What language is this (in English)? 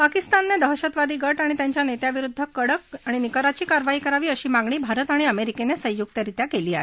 Marathi